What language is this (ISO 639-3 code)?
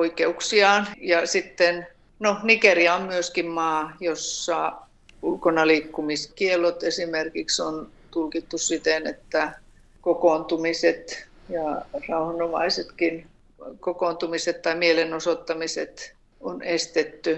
fin